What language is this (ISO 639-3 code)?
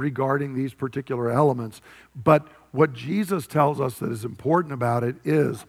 eng